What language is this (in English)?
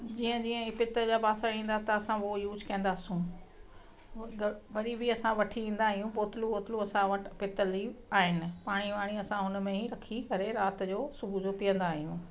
Sindhi